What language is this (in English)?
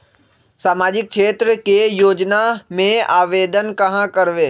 Magahi